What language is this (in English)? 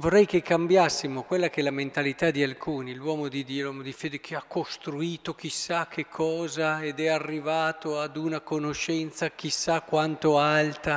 Italian